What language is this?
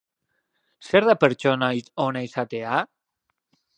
Basque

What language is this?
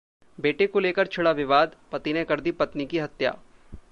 Hindi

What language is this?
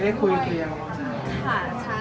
Thai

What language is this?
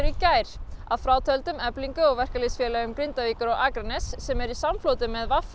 Icelandic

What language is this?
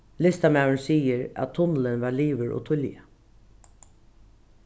Faroese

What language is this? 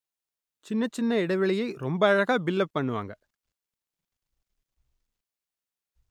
Tamil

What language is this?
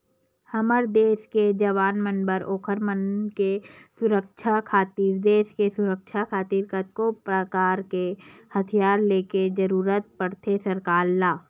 Chhattisgarhi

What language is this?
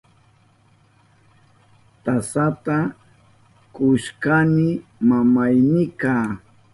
Southern Pastaza Quechua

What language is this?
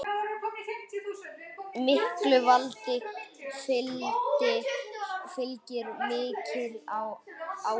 Icelandic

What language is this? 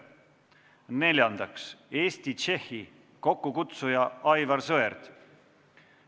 Estonian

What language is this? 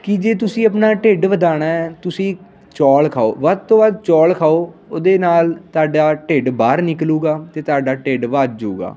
Punjabi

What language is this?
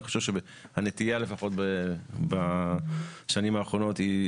Hebrew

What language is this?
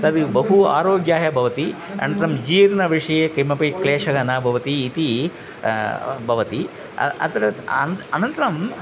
Sanskrit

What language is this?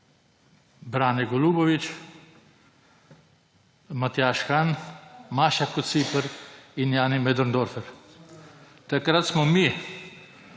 Slovenian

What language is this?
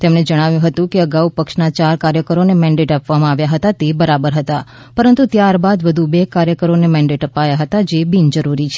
Gujarati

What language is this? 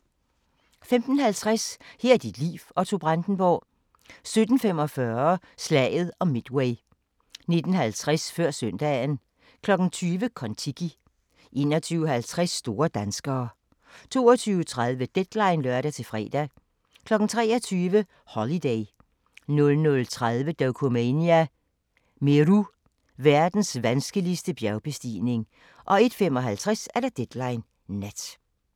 Danish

